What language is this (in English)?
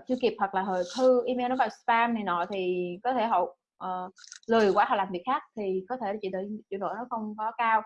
Vietnamese